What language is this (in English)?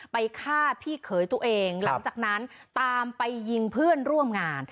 Thai